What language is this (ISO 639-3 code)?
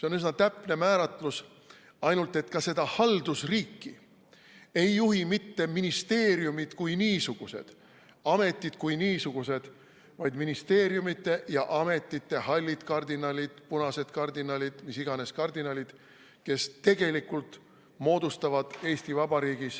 est